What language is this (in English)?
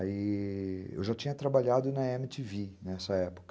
Portuguese